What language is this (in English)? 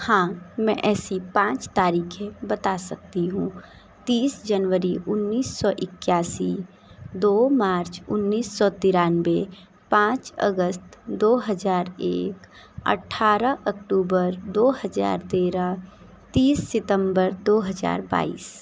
Hindi